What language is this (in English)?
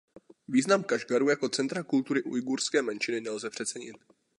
Czech